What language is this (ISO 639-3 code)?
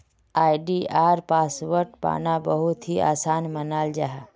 mag